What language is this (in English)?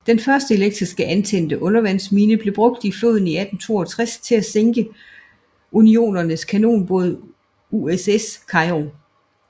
Danish